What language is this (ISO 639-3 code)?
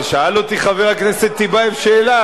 heb